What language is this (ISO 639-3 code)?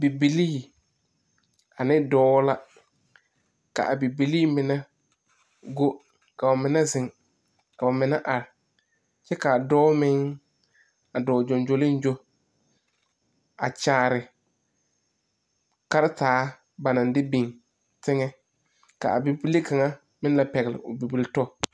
dga